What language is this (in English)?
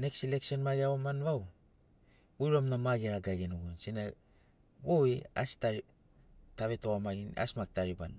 Sinaugoro